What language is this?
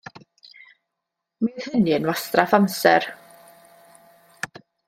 Welsh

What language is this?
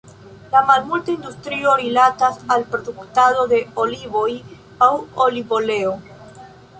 Esperanto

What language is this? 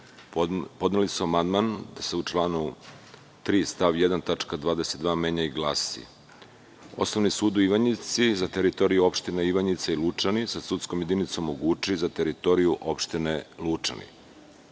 Serbian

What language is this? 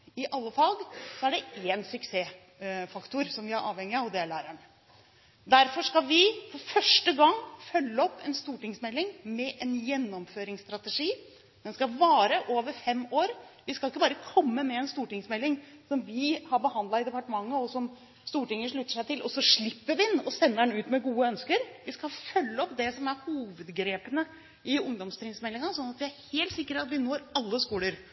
Norwegian Bokmål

